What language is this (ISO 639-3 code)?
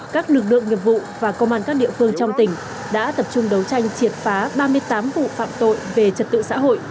vie